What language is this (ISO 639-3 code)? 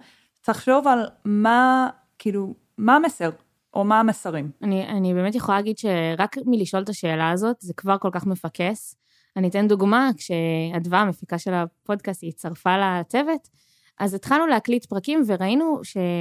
heb